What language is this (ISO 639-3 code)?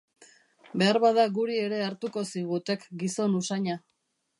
eus